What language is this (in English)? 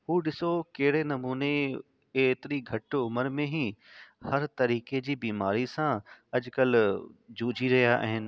Sindhi